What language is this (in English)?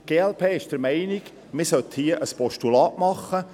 Swiss German